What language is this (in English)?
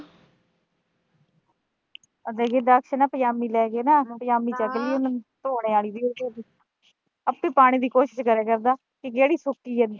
Punjabi